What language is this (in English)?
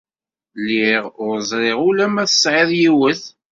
Kabyle